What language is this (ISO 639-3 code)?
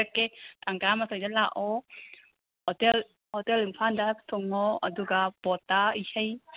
mni